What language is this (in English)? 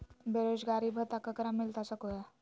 Magahi